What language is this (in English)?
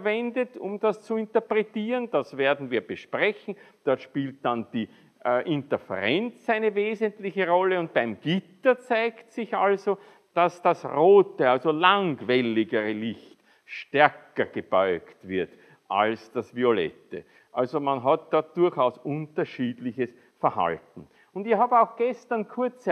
German